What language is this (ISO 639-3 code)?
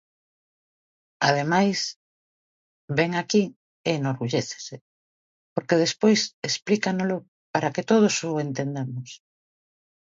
glg